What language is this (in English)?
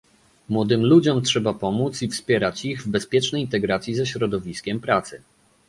Polish